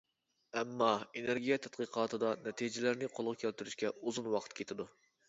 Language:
Uyghur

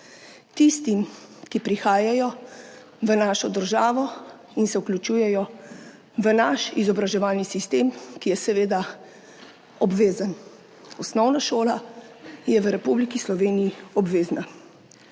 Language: Slovenian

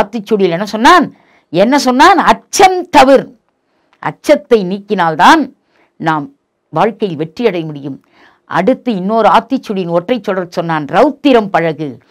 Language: Tamil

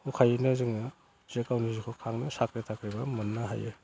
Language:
Bodo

